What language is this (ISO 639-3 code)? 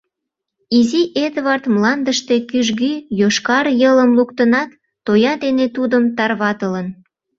chm